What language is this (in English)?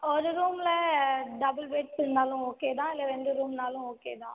Tamil